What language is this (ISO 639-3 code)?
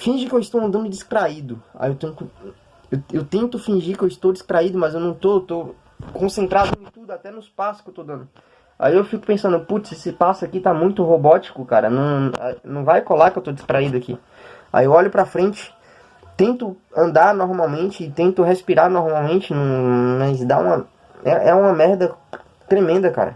por